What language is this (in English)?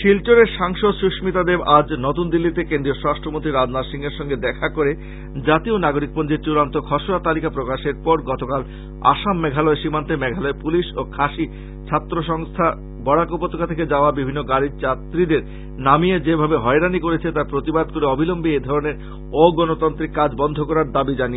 Bangla